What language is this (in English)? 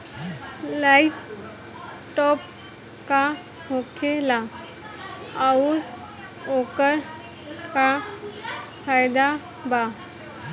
Bhojpuri